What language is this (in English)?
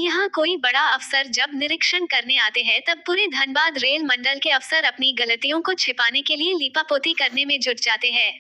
Hindi